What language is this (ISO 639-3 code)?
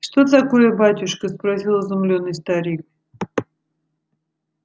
rus